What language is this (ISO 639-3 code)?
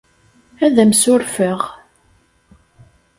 kab